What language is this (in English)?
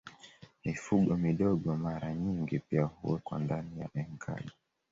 Swahili